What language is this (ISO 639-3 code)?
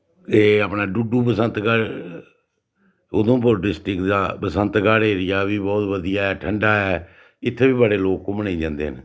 doi